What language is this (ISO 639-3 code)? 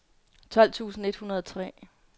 dan